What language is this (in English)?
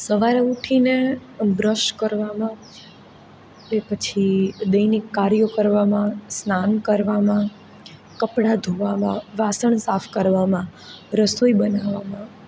Gujarati